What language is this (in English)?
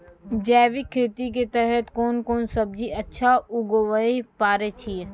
Maithili